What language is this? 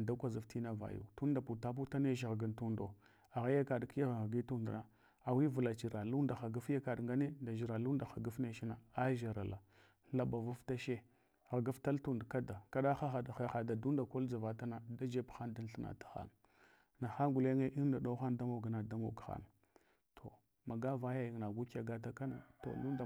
Hwana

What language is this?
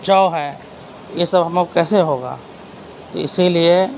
Urdu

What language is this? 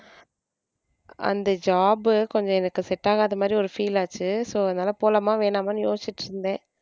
Tamil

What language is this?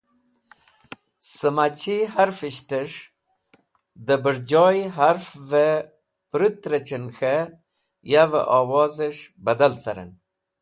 Wakhi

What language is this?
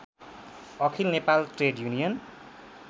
Nepali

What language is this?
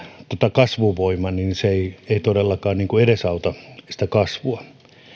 Finnish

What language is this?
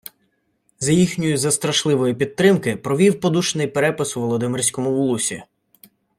Ukrainian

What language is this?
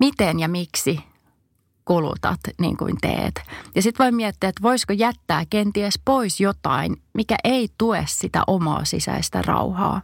Finnish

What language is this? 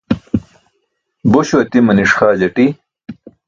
Burushaski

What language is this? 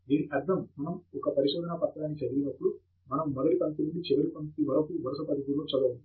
Telugu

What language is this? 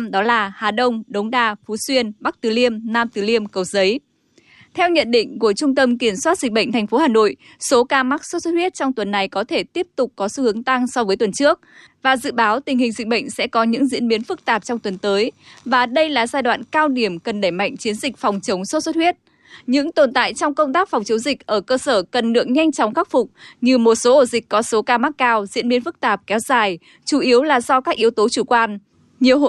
Vietnamese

